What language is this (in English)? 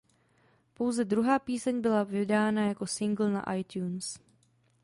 Czech